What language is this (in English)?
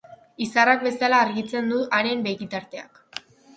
Basque